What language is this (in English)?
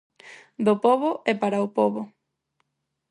Galician